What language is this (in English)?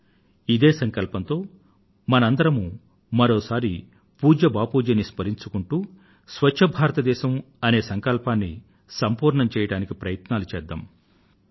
Telugu